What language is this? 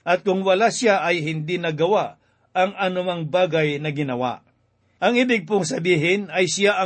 Filipino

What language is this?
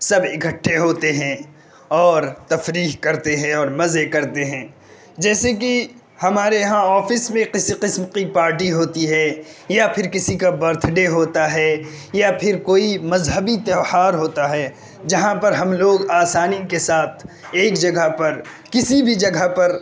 Urdu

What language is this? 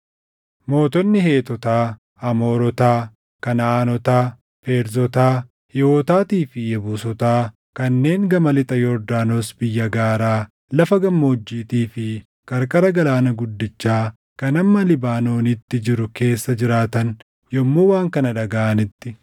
Oromo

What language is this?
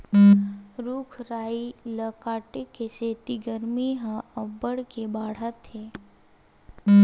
Chhattisgarhi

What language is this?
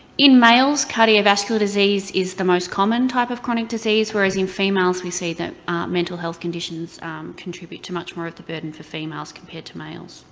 English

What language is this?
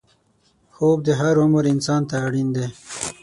Pashto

